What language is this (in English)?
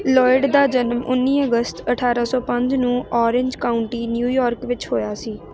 Punjabi